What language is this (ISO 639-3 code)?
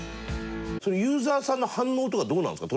jpn